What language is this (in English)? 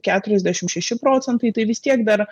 Lithuanian